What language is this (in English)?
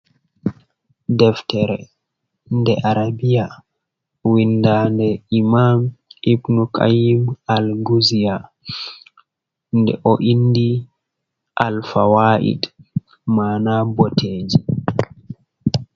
Fula